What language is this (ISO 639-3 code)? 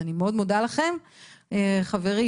heb